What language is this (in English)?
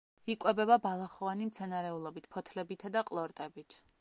Georgian